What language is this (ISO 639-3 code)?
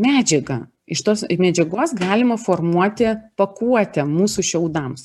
lit